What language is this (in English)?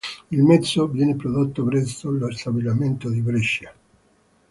Italian